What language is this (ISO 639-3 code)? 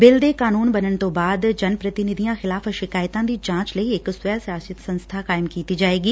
pan